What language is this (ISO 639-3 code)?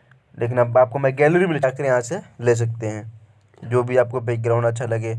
hin